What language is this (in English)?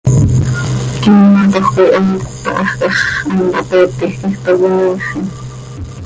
Seri